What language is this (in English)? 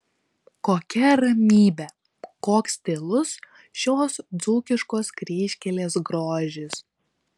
Lithuanian